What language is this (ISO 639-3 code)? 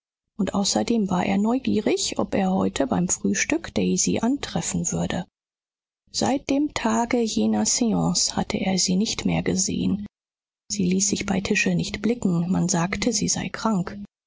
deu